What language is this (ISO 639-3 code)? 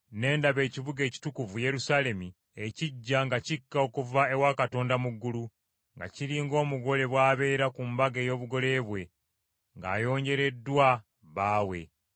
lug